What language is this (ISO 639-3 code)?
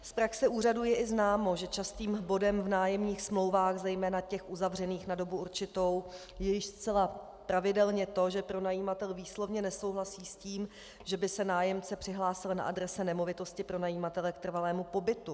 ces